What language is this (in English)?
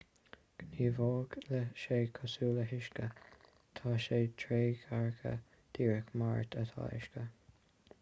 Irish